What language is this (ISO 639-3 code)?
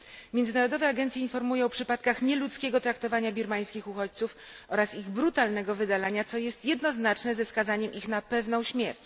pol